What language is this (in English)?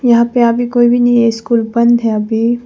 Hindi